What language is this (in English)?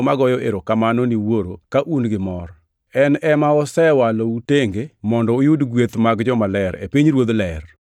Luo (Kenya and Tanzania)